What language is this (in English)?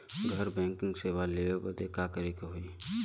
Bhojpuri